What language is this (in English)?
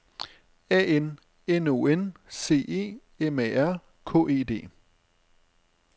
Danish